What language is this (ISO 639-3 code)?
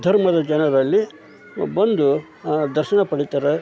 kan